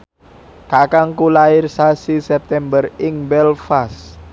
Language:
Javanese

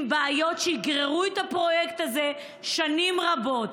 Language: Hebrew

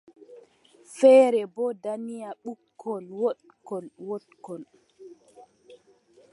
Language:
Adamawa Fulfulde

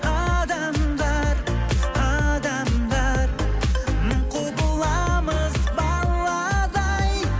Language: Kazakh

